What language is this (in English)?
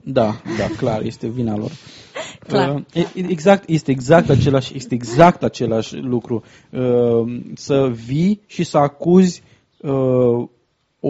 Romanian